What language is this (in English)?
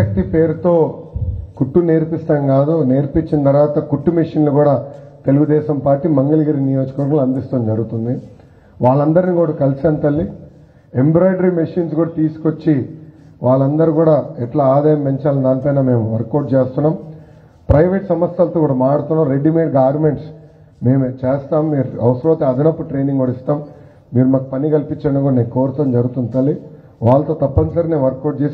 Telugu